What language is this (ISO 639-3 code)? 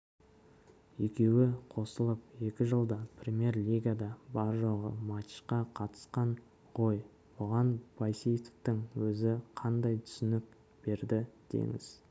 kaz